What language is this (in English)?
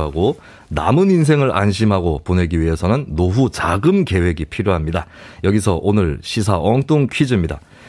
Korean